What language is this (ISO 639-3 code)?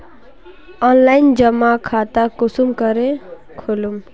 mag